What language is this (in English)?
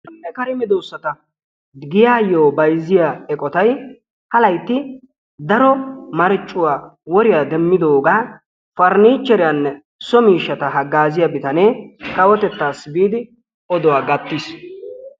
Wolaytta